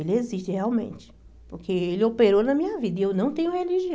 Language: Portuguese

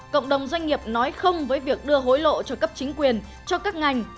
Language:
Vietnamese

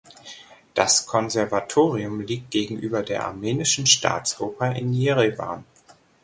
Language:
German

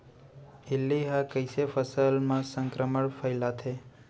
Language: Chhattisgarhi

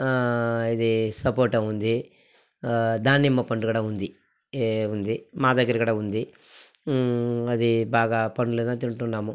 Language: Telugu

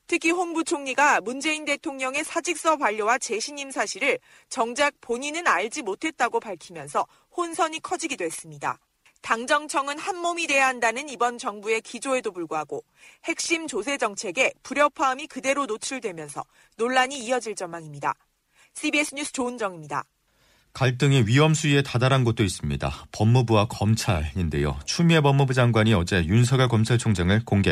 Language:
Korean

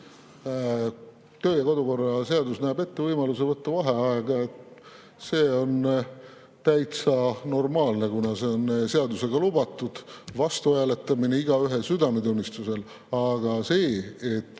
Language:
Estonian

